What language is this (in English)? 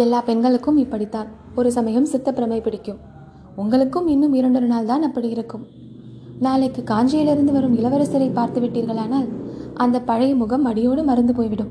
Tamil